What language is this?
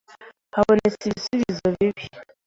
Kinyarwanda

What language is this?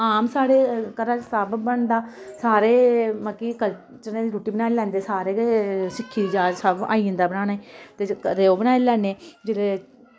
Dogri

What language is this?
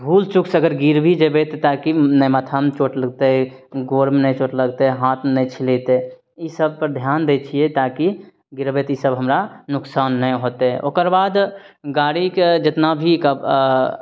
Maithili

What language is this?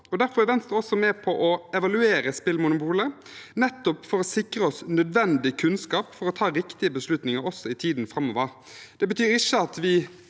Norwegian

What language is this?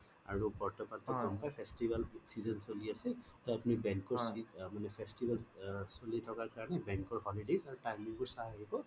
Assamese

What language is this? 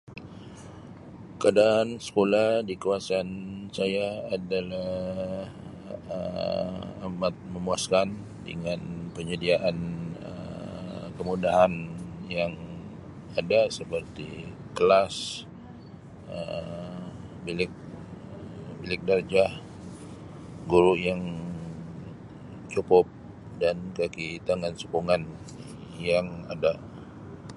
Sabah Malay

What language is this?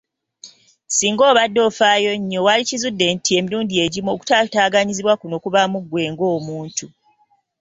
Ganda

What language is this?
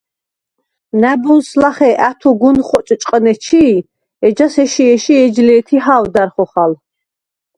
Svan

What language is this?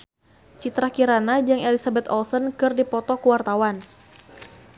Sundanese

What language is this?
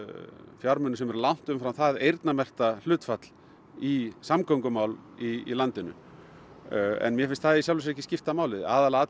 Icelandic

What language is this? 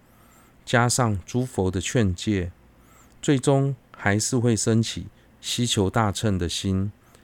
Chinese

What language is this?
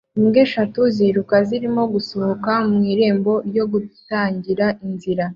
Kinyarwanda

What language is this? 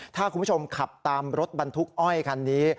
Thai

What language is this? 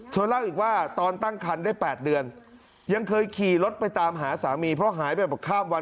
Thai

